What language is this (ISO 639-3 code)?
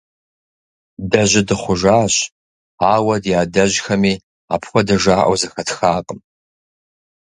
kbd